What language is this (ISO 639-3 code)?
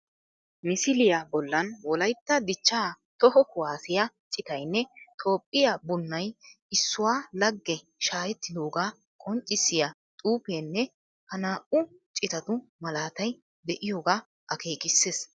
wal